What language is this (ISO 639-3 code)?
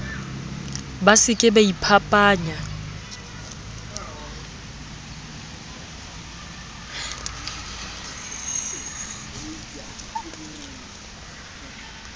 sot